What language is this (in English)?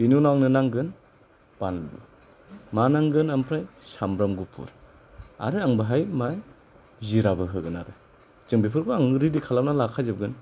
Bodo